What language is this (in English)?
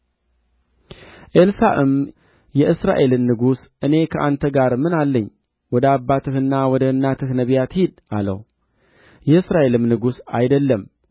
Amharic